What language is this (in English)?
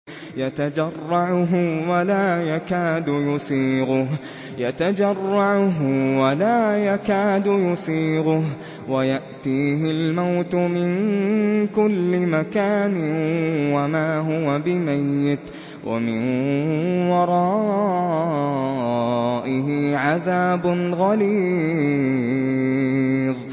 Arabic